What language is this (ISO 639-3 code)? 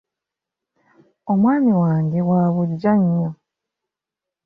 lug